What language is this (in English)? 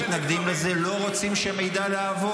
Hebrew